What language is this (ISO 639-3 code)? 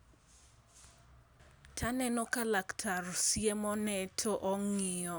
luo